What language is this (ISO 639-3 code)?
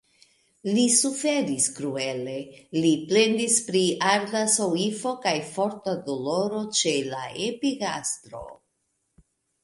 epo